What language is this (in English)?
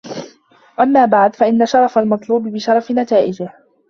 Arabic